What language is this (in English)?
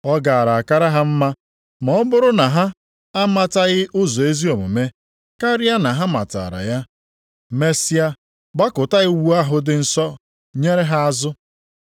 Igbo